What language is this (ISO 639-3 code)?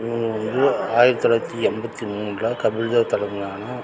tam